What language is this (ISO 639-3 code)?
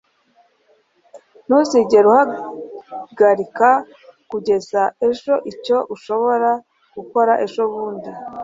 kin